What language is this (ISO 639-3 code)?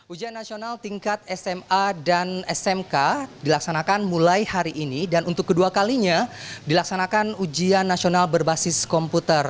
ind